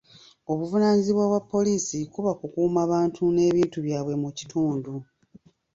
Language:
Ganda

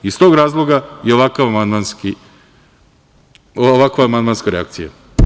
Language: Serbian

